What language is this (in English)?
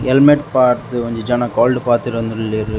Tulu